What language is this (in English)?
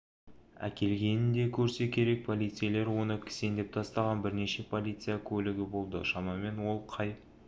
Kazakh